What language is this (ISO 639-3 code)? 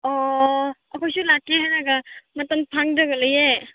mni